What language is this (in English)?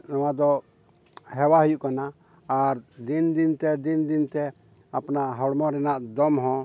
Santali